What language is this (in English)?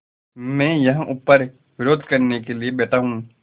Hindi